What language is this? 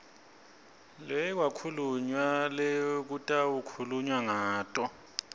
Swati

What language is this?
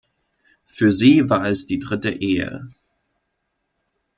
German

